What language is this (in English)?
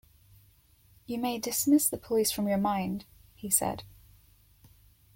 English